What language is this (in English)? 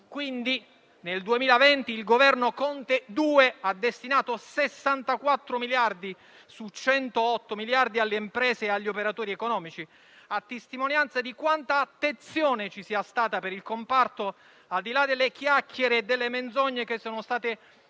Italian